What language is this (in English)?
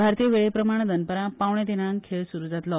Konkani